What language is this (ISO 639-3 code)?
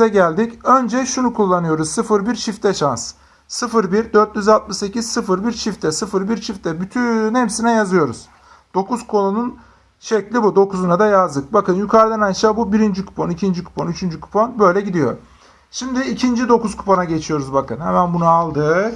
tur